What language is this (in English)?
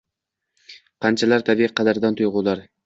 Uzbek